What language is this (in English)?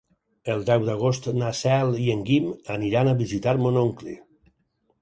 Catalan